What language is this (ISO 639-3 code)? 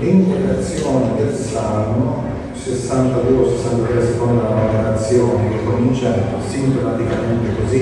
ita